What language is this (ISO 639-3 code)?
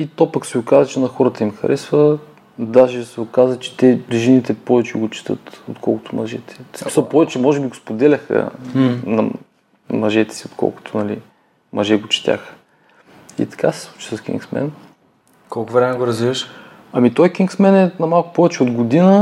bul